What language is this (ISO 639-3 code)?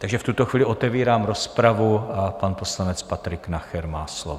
ces